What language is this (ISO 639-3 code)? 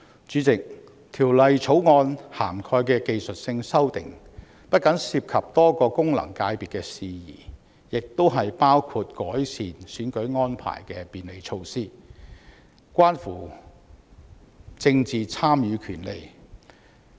yue